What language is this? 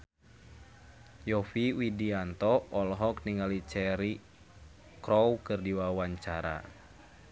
Sundanese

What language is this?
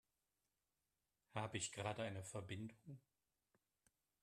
German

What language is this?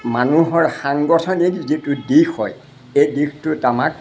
Assamese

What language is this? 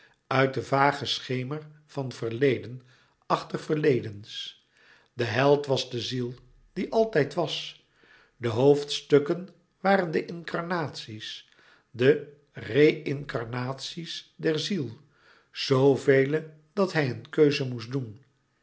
Dutch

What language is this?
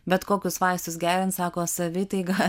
Lithuanian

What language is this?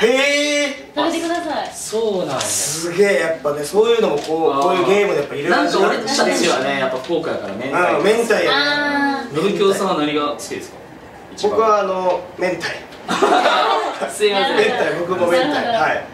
Japanese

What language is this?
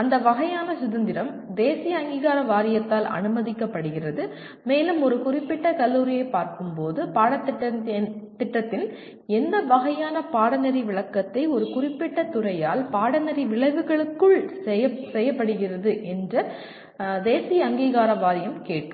Tamil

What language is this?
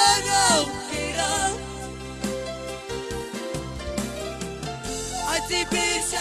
Hungarian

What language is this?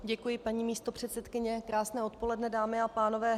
Czech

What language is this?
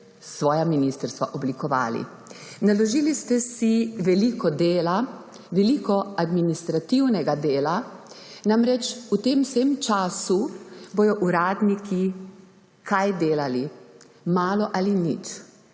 Slovenian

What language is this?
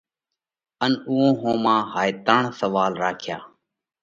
Parkari Koli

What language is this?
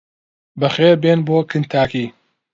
Central Kurdish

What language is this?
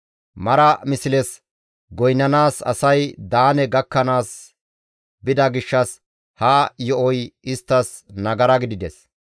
Gamo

